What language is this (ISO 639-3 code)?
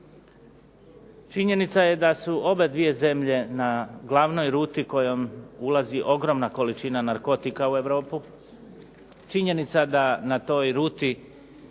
hrv